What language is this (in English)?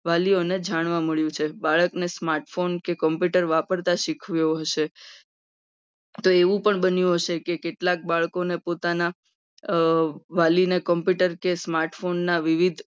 Gujarati